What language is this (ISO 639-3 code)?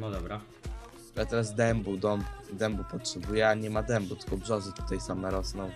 pol